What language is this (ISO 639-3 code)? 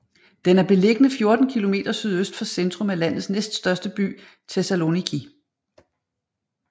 dan